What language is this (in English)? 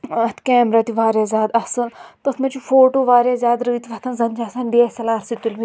Kashmiri